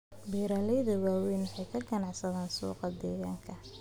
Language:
Somali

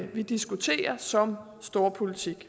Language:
Danish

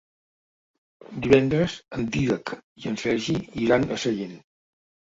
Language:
Catalan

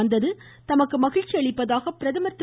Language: Tamil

